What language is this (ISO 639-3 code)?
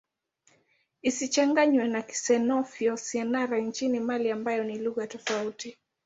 swa